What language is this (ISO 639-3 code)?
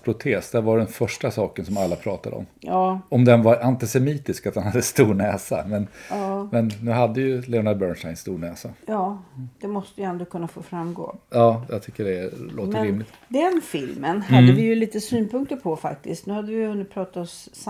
swe